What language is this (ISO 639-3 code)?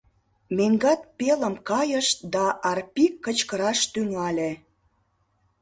chm